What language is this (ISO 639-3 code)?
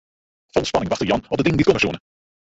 fry